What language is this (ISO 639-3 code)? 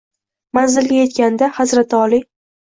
uzb